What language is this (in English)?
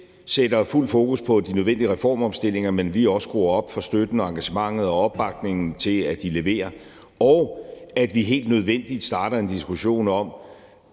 Danish